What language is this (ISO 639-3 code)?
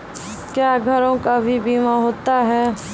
mai